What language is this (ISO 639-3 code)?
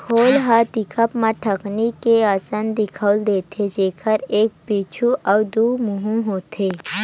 hne